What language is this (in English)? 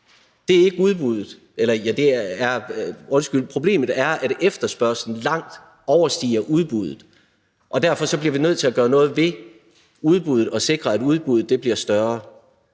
Danish